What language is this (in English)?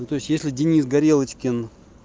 Russian